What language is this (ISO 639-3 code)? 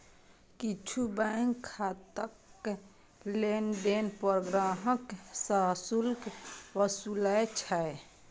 mai